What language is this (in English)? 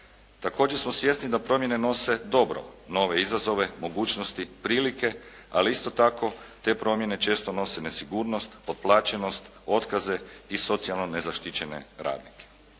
Croatian